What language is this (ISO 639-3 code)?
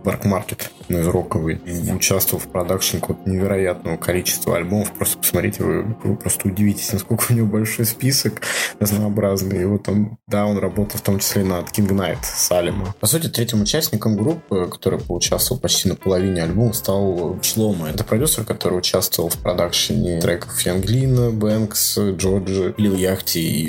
rus